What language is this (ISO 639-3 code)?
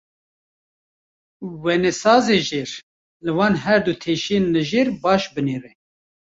kur